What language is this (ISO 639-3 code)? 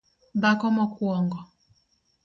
luo